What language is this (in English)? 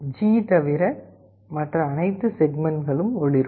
Tamil